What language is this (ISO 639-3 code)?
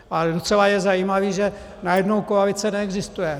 ces